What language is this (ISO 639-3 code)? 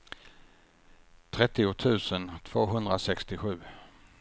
swe